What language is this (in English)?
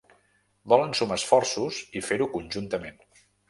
Catalan